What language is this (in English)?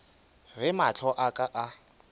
Northern Sotho